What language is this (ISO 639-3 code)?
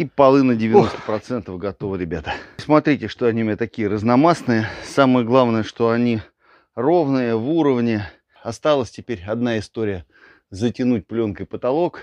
rus